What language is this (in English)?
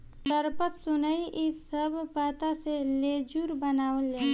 Bhojpuri